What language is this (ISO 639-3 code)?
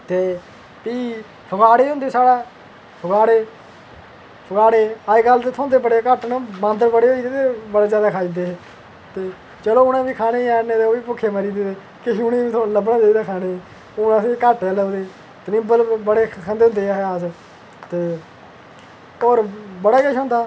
doi